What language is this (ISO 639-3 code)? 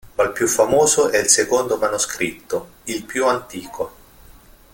ita